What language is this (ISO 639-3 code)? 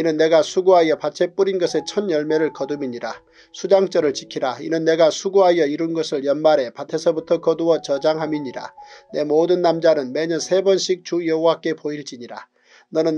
kor